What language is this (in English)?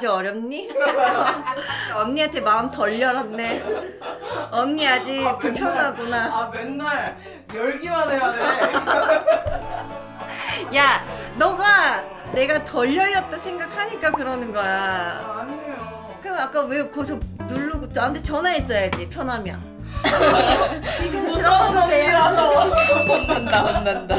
Korean